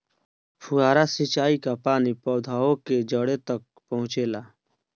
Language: Bhojpuri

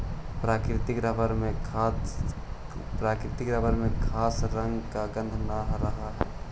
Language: Magahi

